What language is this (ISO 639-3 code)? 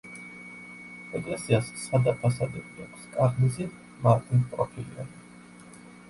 kat